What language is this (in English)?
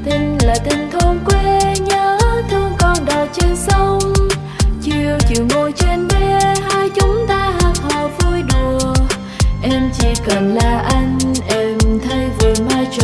Vietnamese